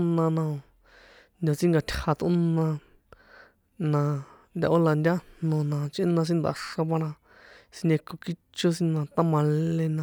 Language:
San Juan Atzingo Popoloca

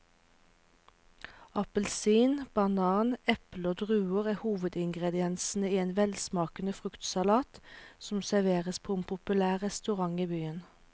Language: Norwegian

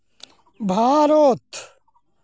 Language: Santali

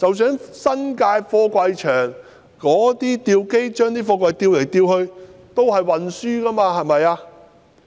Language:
Cantonese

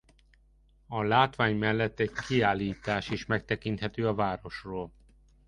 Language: Hungarian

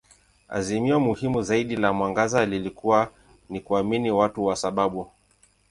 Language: Swahili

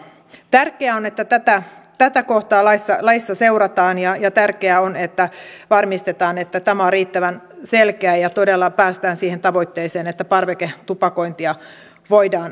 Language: Finnish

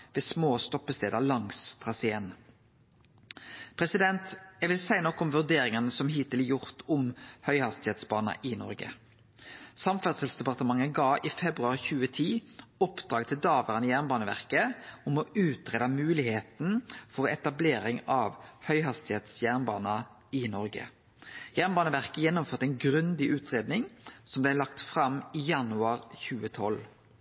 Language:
Norwegian Nynorsk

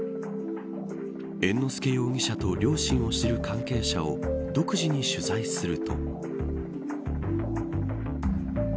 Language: Japanese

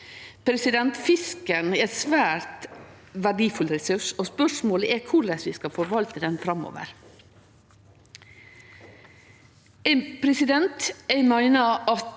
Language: Norwegian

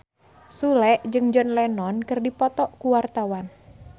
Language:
Sundanese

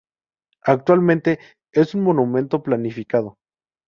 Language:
Spanish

